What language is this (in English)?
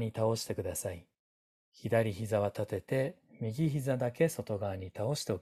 Japanese